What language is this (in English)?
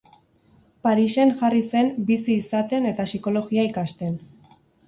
Basque